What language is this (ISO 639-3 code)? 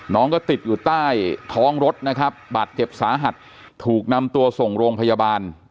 tha